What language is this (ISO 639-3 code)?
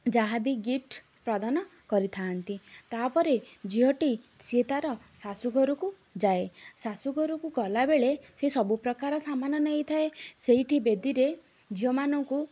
ori